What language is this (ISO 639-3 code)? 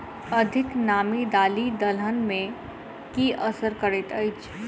mai